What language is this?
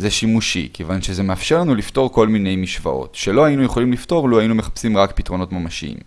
Hebrew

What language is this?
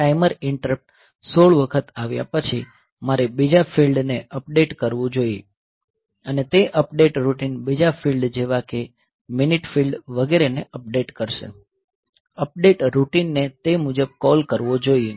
Gujarati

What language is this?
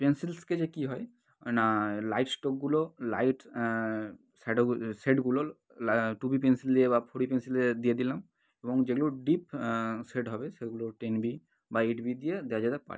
Bangla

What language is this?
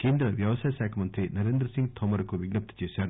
Telugu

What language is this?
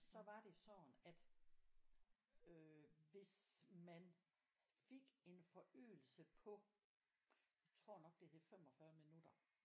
Danish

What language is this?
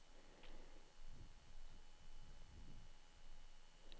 Norwegian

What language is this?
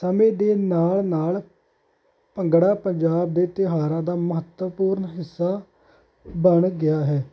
Punjabi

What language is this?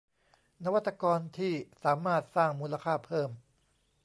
Thai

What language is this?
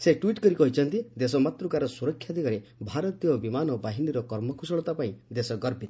Odia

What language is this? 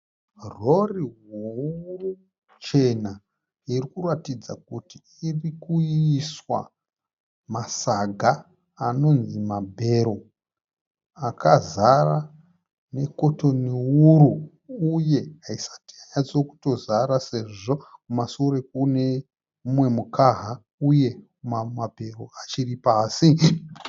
Shona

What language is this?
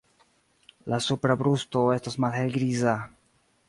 Esperanto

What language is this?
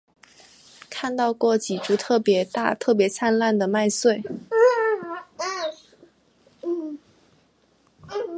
Chinese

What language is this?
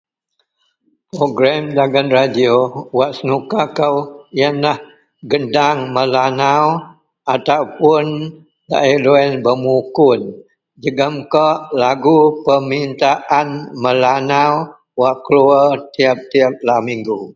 Central Melanau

